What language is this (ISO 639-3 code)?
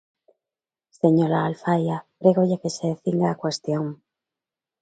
glg